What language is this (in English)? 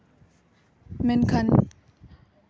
Santali